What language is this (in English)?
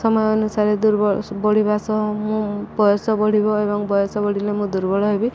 Odia